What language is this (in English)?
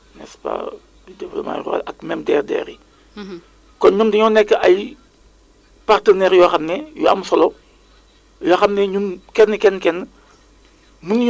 Wolof